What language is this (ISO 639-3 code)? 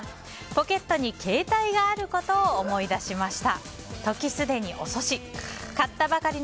jpn